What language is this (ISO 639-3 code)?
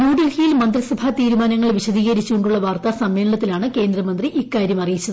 mal